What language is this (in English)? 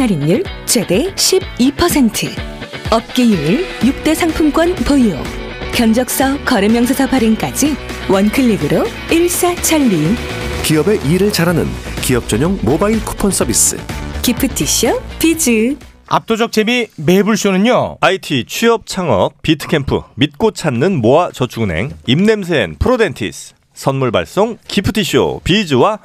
Korean